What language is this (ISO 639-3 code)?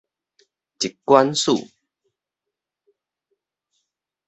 nan